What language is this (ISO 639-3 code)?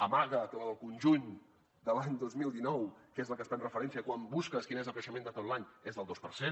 cat